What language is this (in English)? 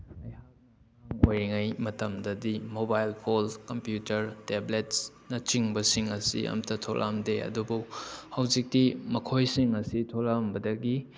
Manipuri